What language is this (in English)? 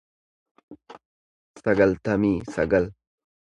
Oromo